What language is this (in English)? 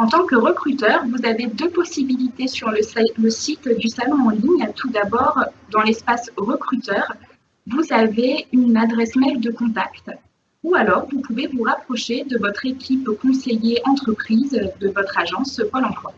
French